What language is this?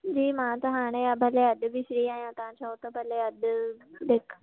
Sindhi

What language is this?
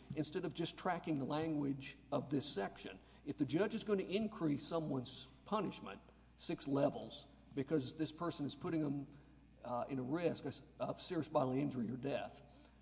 English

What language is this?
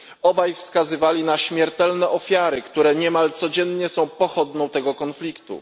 Polish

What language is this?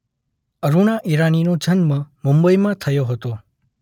Gujarati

